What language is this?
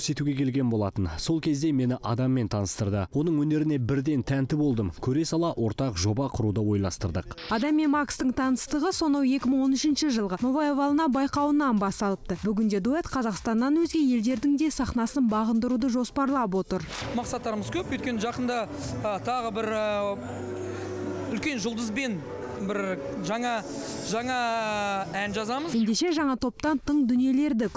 Dutch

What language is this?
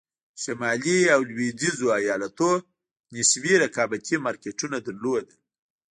Pashto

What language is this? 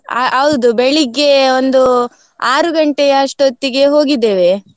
Kannada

